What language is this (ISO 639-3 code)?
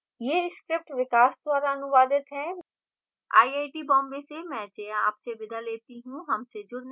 hin